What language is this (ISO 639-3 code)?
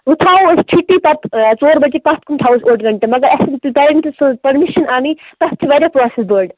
kas